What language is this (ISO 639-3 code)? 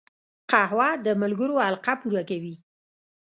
pus